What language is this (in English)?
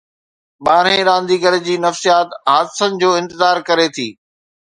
Sindhi